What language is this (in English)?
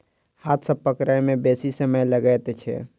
Maithili